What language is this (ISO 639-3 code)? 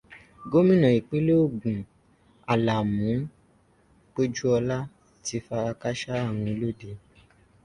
yor